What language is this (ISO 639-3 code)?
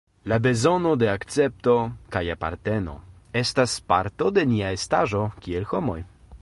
epo